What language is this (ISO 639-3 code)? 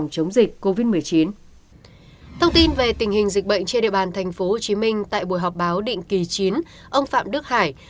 vie